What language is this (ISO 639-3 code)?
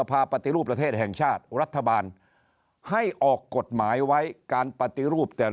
tha